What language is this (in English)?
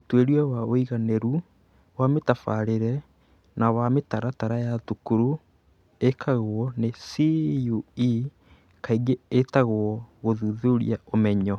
Kikuyu